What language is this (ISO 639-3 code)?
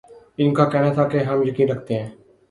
urd